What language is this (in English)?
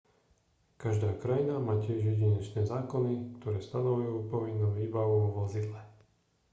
Slovak